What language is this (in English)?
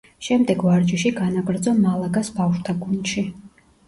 Georgian